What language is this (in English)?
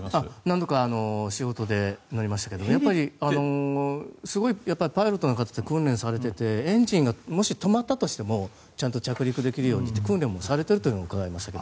Japanese